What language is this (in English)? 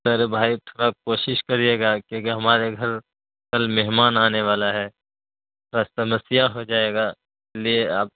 Urdu